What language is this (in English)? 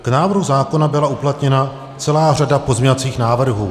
Czech